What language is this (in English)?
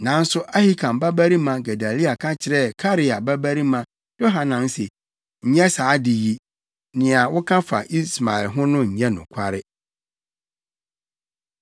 Akan